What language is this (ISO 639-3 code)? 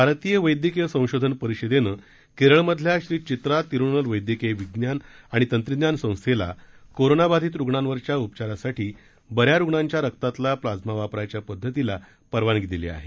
mar